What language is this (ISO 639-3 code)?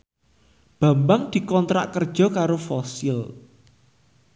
jav